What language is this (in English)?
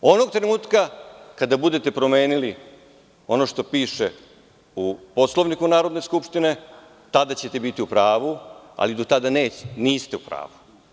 Serbian